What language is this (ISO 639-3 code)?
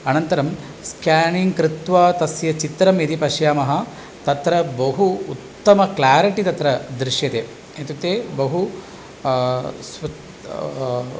san